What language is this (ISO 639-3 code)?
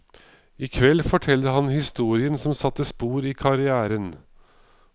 nor